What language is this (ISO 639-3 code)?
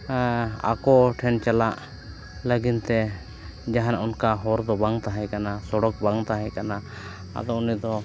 sat